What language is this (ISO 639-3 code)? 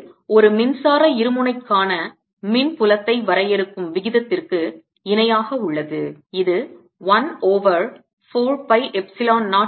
tam